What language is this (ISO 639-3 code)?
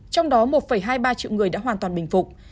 vie